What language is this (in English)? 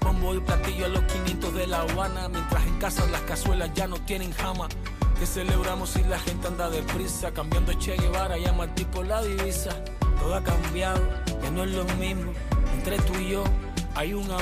Spanish